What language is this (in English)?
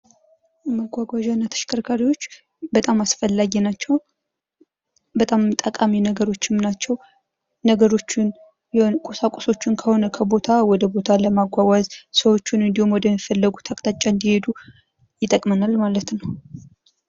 Amharic